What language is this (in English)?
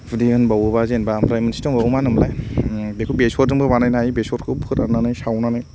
Bodo